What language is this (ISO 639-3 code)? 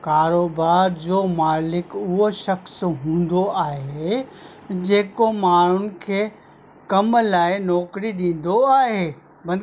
snd